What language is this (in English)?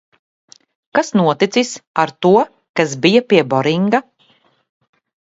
Latvian